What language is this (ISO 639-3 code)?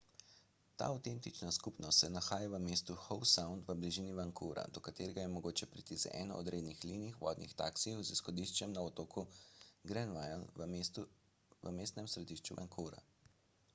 slv